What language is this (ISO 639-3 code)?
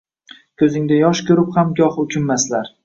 uzb